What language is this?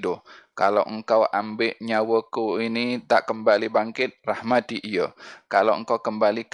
Malay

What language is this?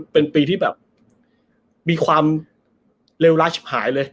Thai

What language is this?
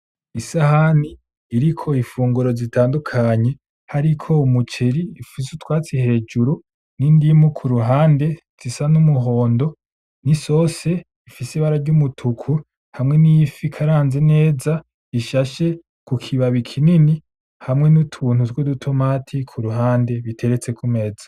Rundi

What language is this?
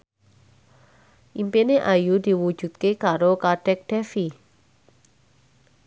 Javanese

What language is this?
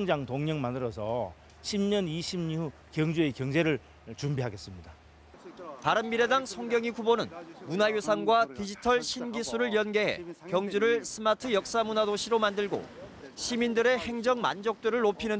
Korean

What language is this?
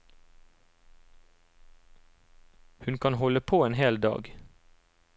Norwegian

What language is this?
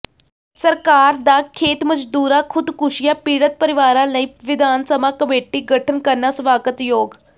Punjabi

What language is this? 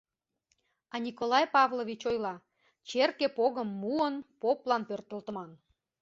Mari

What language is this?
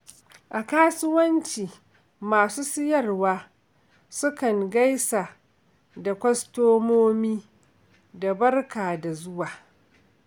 Hausa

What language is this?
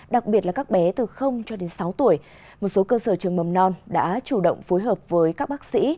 Vietnamese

